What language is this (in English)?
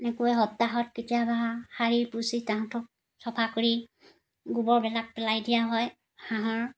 Assamese